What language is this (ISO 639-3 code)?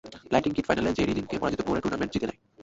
ben